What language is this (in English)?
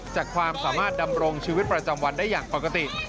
Thai